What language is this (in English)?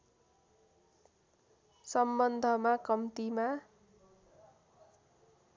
Nepali